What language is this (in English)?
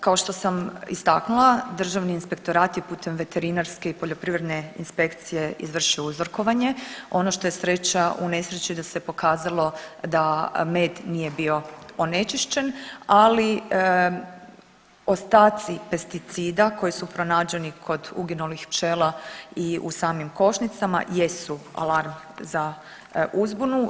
Croatian